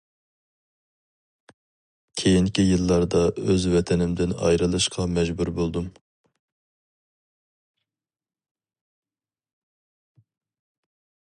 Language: Uyghur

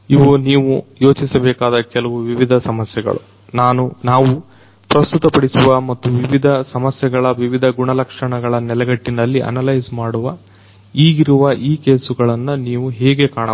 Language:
Kannada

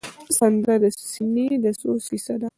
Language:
Pashto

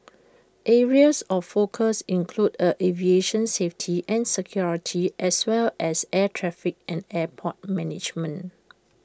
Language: English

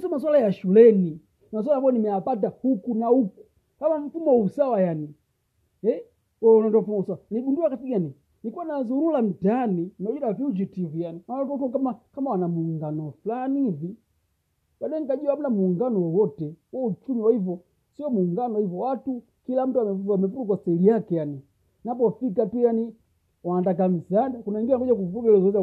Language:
Swahili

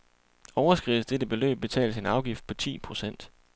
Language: Danish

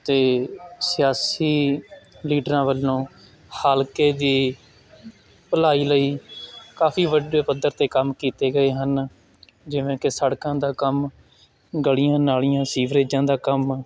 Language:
Punjabi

